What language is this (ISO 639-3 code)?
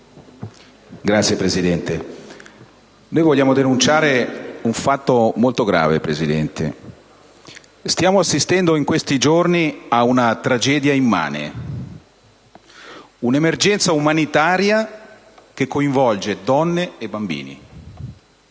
ita